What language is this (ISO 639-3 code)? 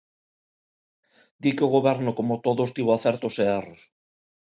glg